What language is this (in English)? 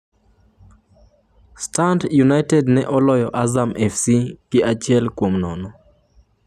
Luo (Kenya and Tanzania)